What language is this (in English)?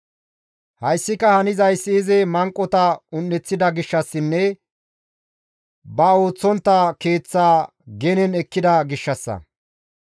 Gamo